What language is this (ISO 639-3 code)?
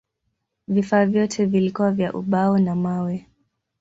swa